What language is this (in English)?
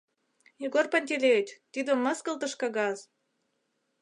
Mari